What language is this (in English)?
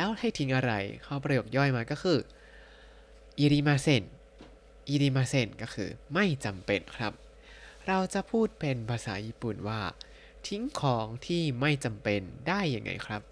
Thai